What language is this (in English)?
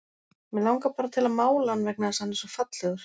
Icelandic